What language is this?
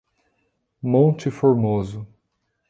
Portuguese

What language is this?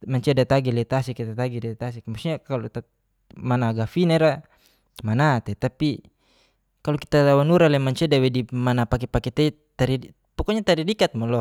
Geser-Gorom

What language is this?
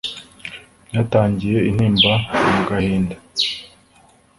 Kinyarwanda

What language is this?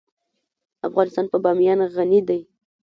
Pashto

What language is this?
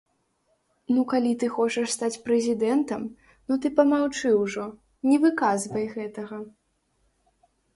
Belarusian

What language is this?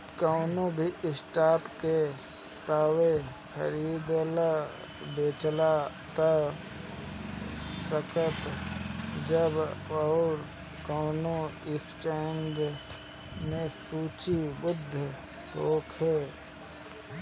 Bhojpuri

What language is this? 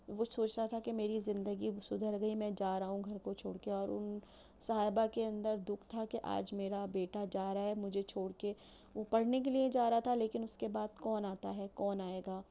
Urdu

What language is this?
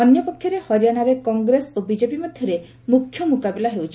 Odia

